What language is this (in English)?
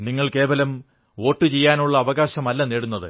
Malayalam